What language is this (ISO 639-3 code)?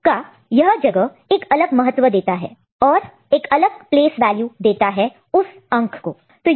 hin